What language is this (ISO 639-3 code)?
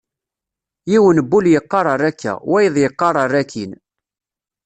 kab